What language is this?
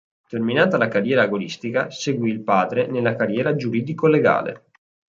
Italian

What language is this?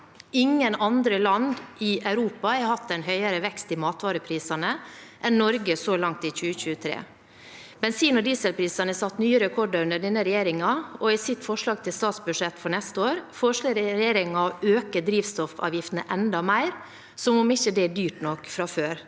Norwegian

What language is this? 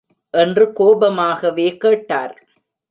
Tamil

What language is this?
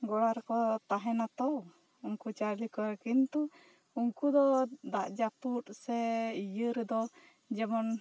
Santali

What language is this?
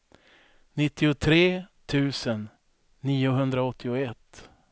Swedish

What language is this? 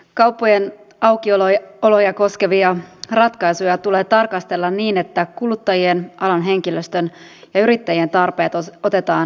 Finnish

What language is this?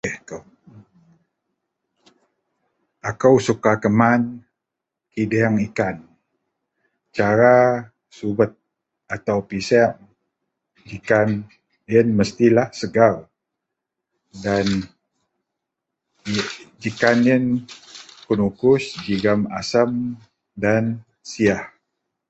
Central Melanau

